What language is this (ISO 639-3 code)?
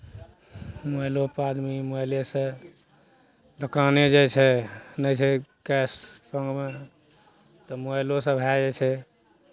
mai